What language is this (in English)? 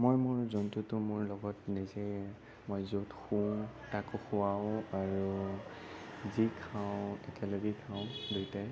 Assamese